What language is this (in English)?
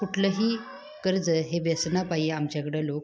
Marathi